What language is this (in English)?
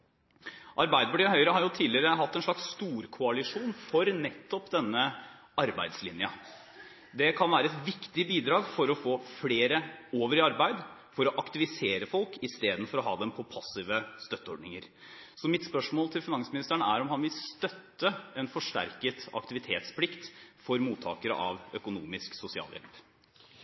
Norwegian Bokmål